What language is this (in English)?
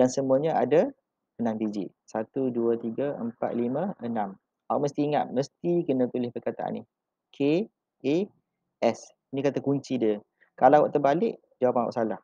Malay